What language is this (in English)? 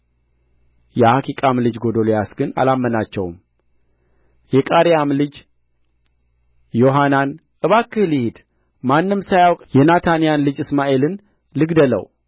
Amharic